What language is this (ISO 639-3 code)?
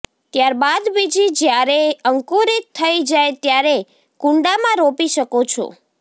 guj